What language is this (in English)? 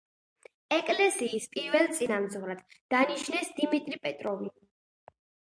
Georgian